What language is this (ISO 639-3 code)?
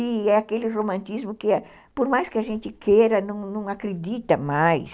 por